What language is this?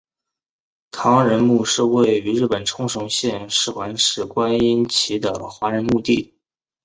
Chinese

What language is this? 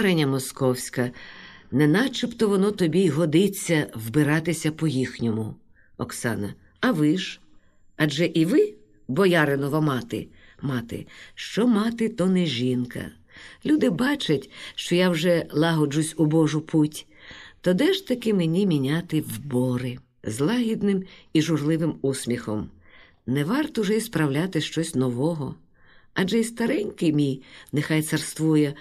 Ukrainian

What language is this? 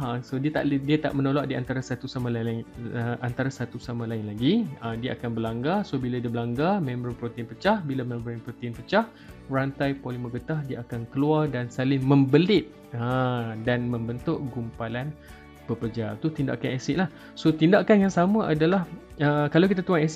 Malay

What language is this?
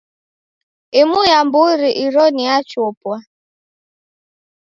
Taita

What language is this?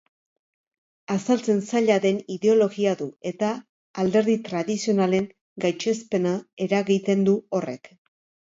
Basque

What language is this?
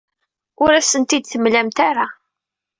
Kabyle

